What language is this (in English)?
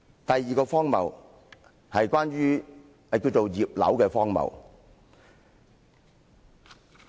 Cantonese